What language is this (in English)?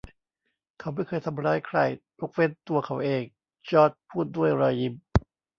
Thai